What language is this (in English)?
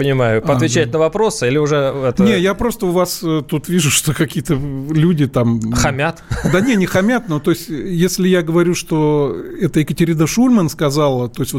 Russian